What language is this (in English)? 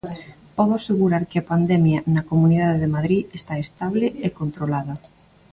Galician